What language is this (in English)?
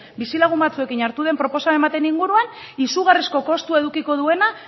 Basque